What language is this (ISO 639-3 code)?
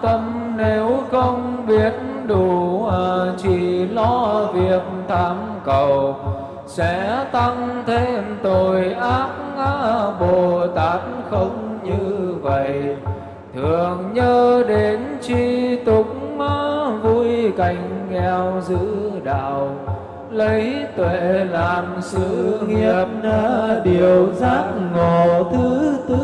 vie